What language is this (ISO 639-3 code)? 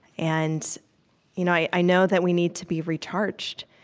eng